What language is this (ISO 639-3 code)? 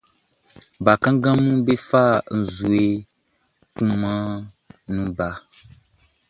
bci